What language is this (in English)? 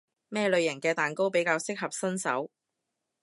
Cantonese